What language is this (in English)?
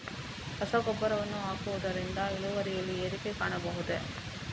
Kannada